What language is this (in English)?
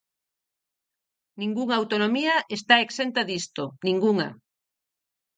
Galician